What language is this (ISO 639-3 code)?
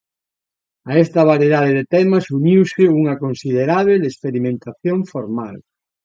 glg